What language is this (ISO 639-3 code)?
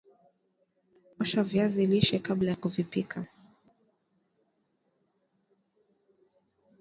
swa